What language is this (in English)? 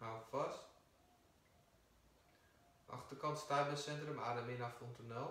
Dutch